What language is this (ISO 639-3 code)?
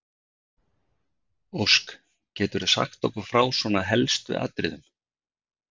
isl